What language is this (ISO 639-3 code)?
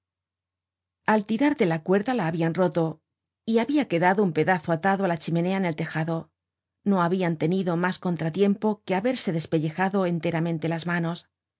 spa